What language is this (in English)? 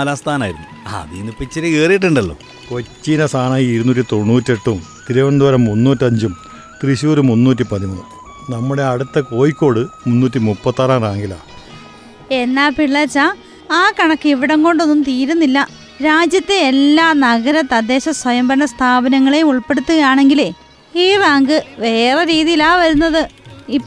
Malayalam